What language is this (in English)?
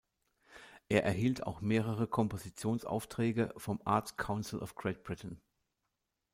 German